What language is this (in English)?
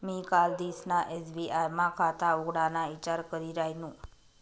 Marathi